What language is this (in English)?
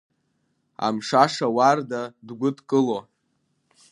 Abkhazian